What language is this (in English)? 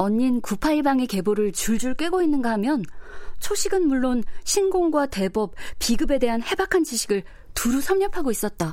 Korean